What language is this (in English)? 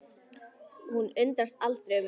Icelandic